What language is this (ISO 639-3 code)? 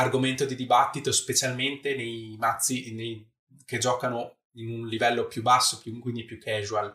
ita